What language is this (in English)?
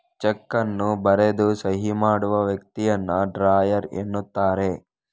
Kannada